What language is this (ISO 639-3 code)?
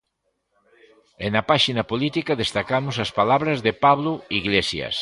glg